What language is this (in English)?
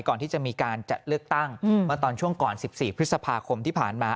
Thai